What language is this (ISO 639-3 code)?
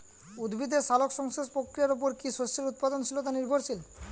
ben